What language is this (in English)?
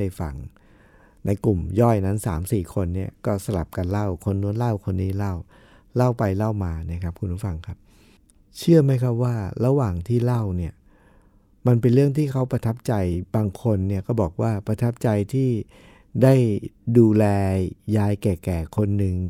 Thai